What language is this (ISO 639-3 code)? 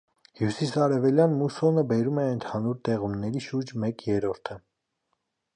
hye